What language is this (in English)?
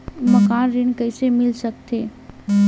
Chhattisgarhi